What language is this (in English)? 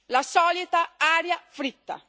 Italian